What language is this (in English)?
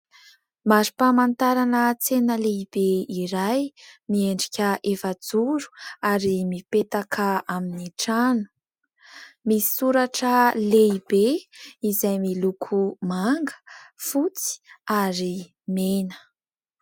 Malagasy